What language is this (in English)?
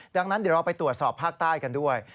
Thai